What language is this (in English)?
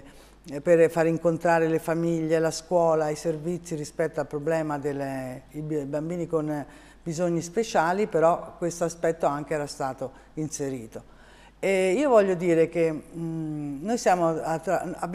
Italian